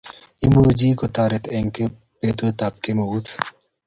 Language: Kalenjin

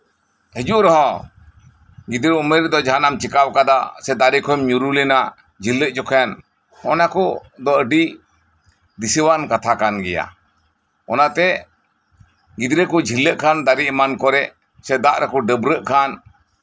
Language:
Santali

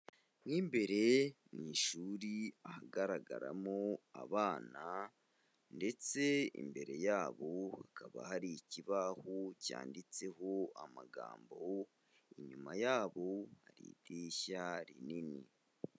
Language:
Kinyarwanda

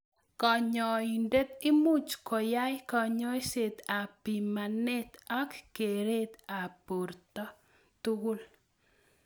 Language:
Kalenjin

